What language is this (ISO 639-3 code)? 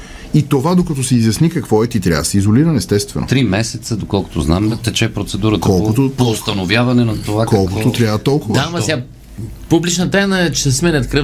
bul